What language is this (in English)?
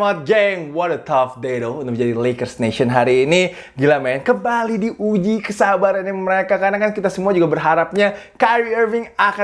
Indonesian